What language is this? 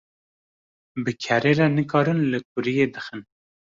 Kurdish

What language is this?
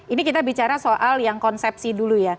Indonesian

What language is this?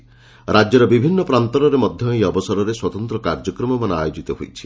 Odia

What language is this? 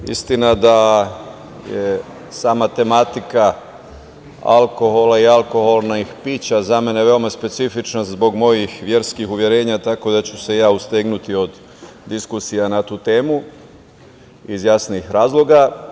Serbian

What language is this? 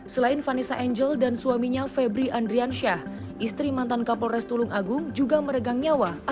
Indonesian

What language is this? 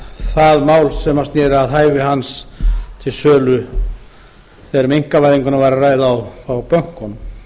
Icelandic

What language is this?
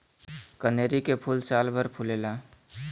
Bhojpuri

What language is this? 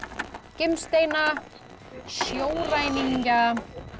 Icelandic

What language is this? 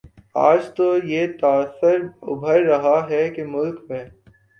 Urdu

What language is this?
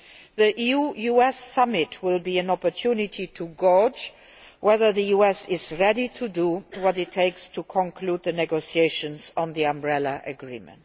English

